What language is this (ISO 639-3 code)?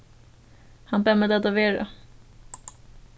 fao